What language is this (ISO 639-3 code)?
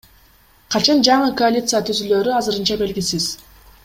kir